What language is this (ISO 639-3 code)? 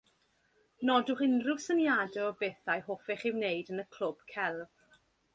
cym